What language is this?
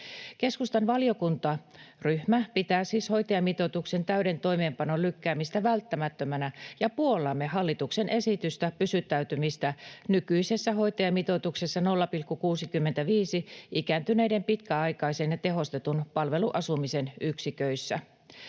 Finnish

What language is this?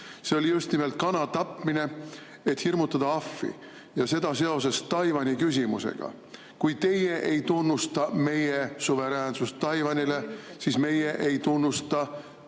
Estonian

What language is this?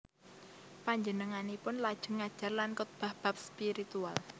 Javanese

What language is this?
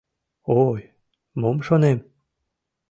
Mari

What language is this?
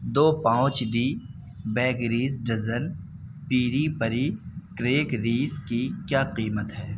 Urdu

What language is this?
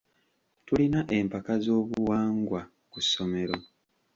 Ganda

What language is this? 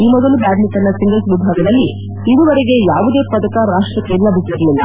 Kannada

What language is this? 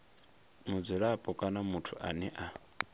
Venda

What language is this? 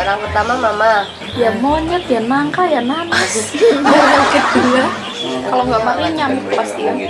Indonesian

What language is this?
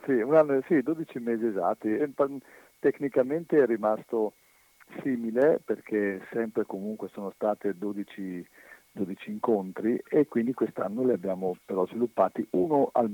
Italian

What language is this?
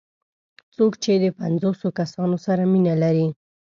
Pashto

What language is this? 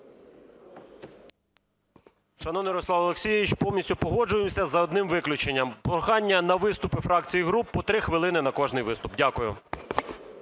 Ukrainian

